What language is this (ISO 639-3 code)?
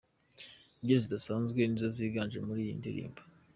kin